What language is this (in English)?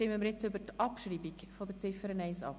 Swiss German